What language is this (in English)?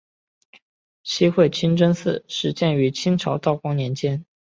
Chinese